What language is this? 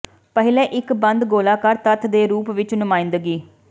Punjabi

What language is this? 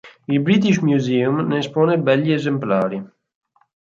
Italian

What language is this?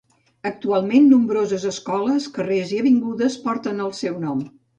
Catalan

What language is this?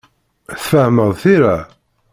Kabyle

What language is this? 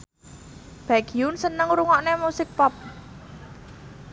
Javanese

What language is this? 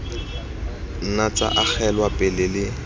Tswana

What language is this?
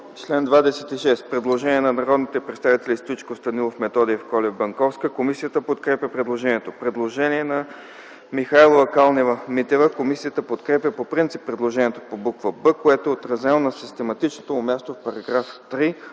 Bulgarian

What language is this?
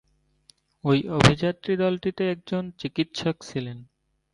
Bangla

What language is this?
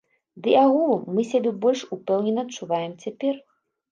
Belarusian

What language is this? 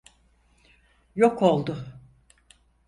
Turkish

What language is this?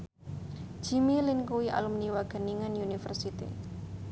Javanese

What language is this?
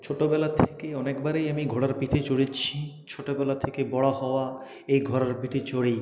Bangla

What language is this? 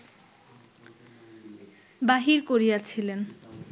Bangla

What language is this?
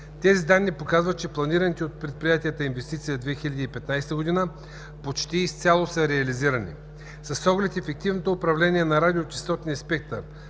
Bulgarian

